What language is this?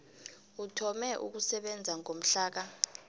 South Ndebele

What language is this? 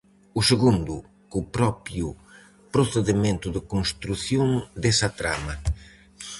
Galician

